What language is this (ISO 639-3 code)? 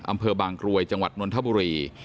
tha